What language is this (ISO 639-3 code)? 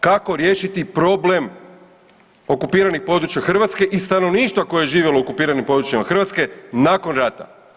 hrv